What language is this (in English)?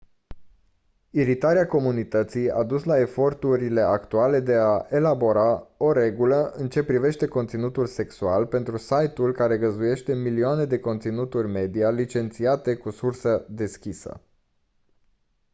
Romanian